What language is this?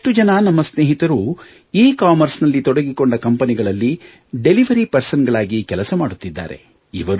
Kannada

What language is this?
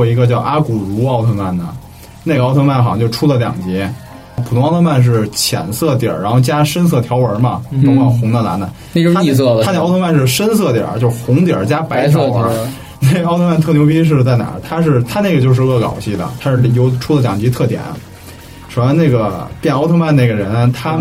Chinese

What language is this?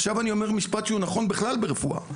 Hebrew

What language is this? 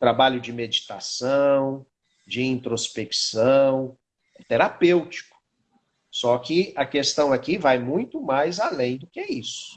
Portuguese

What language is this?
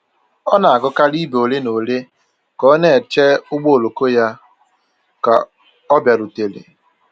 Igbo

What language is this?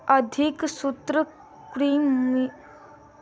Maithili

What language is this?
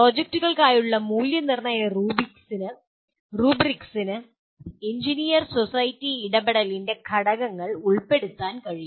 Malayalam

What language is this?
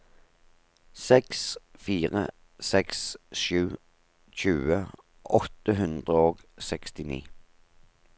Norwegian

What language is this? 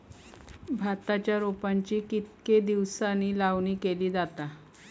Marathi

